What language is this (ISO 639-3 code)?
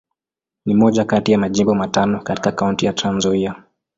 swa